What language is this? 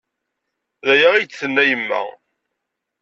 Kabyle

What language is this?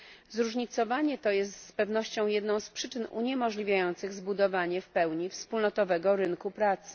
Polish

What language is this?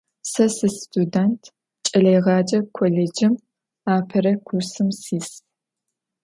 Adyghe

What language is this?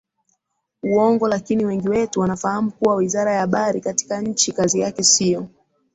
Swahili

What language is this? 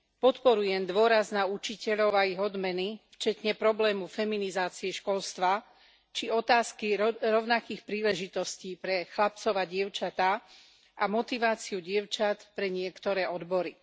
Slovak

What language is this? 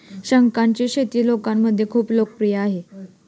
Marathi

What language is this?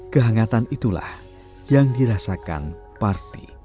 Indonesian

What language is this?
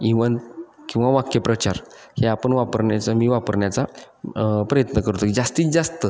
Marathi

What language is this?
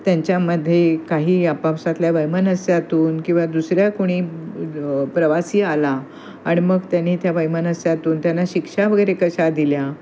Marathi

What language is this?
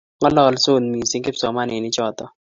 Kalenjin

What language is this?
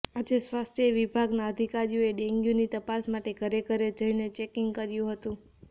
Gujarati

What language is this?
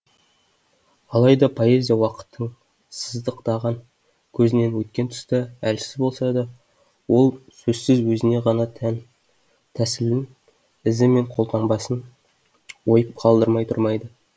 Kazakh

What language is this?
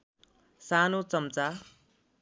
Nepali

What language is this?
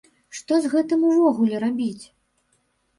Belarusian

